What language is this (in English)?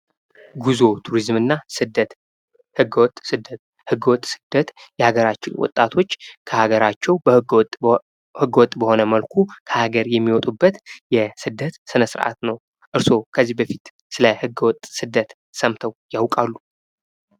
Amharic